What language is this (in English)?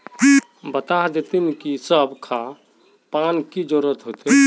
Magahi